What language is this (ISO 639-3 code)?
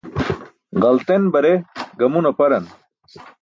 bsk